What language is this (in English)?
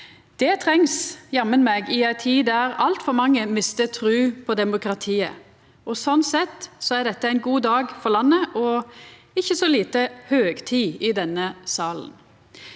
Norwegian